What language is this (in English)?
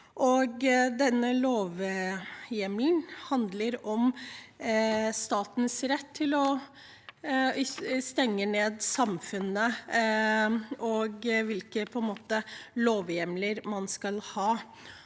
Norwegian